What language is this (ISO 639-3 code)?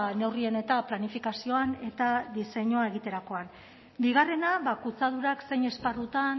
eus